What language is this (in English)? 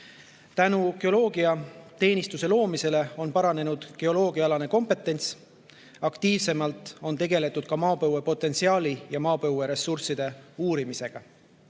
Estonian